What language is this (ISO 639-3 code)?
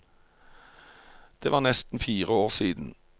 nor